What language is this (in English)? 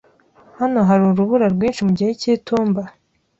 Kinyarwanda